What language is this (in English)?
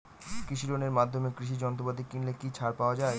Bangla